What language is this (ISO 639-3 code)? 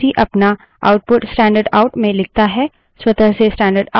hin